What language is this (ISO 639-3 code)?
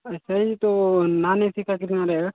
hin